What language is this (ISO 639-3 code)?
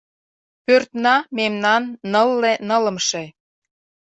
chm